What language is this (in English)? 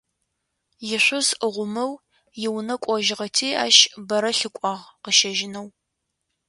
Adyghe